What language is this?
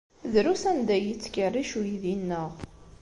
Kabyle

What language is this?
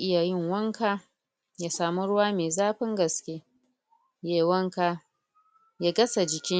Hausa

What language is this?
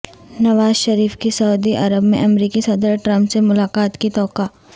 Urdu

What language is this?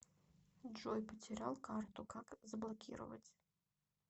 Russian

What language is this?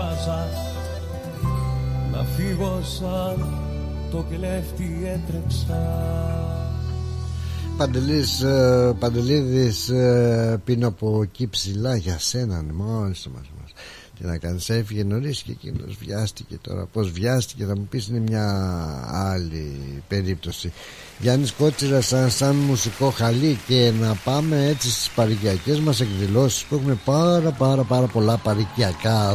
Greek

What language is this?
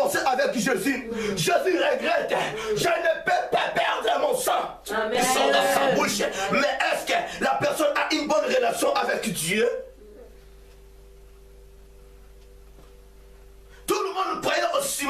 French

